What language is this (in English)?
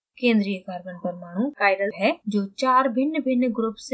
Hindi